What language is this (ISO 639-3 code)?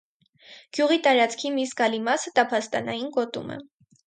hye